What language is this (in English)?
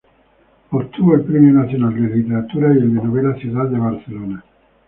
Spanish